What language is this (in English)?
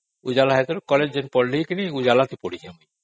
Odia